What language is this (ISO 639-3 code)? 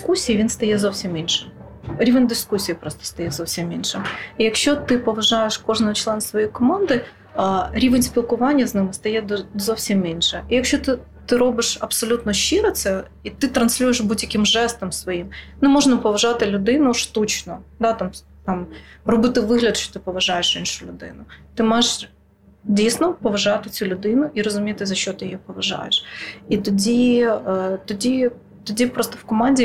ukr